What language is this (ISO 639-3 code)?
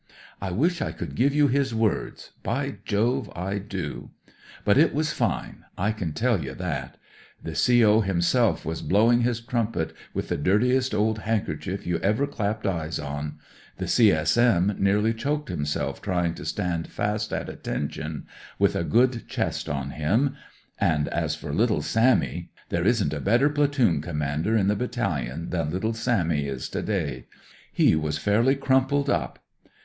eng